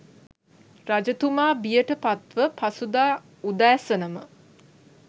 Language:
Sinhala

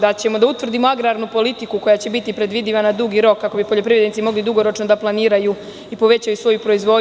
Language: Serbian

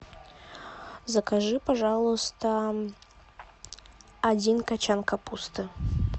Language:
Russian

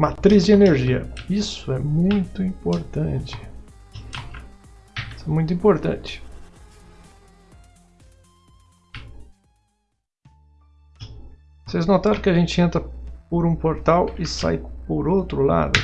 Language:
Portuguese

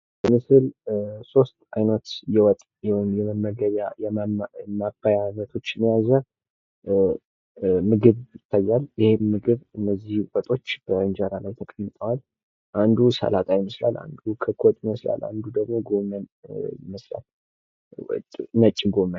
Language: Amharic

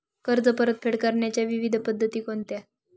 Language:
Marathi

